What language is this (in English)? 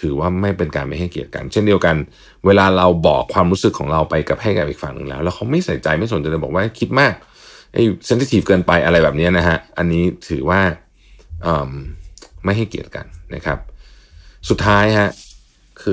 Thai